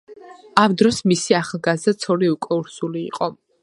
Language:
Georgian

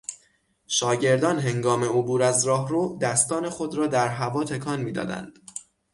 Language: Persian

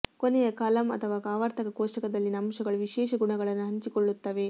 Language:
Kannada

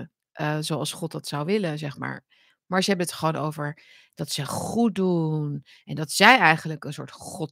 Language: Dutch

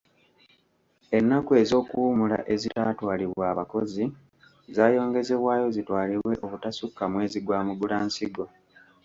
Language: Ganda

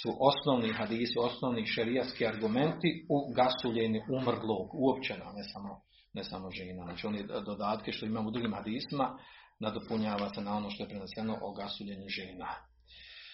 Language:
Croatian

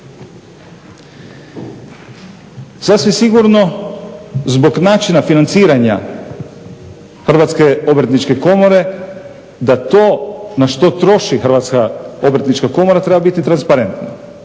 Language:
Croatian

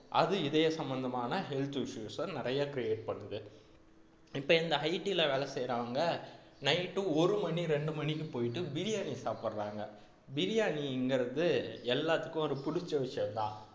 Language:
Tamil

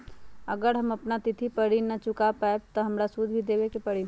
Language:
Magahi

